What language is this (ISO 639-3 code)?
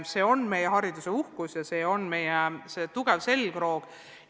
est